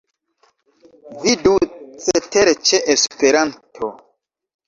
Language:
Esperanto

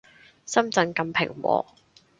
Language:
Cantonese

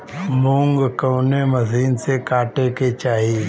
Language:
Bhojpuri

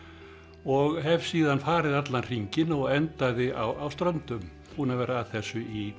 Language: Icelandic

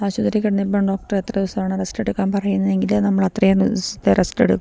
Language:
Malayalam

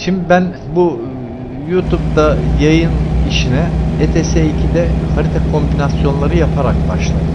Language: Turkish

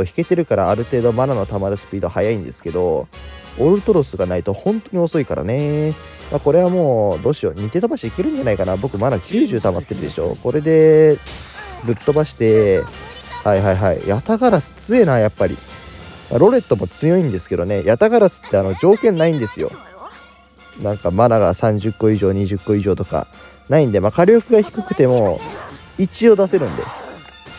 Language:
Japanese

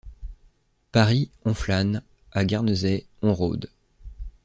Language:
French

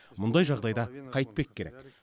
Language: Kazakh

